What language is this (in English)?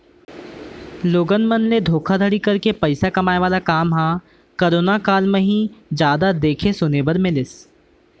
Chhattisgarhi